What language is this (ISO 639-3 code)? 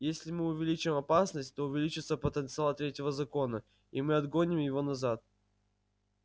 rus